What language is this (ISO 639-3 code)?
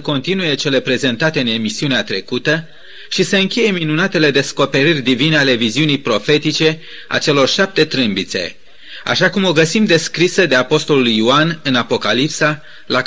ron